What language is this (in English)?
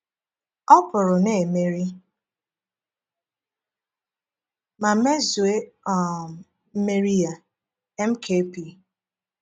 Igbo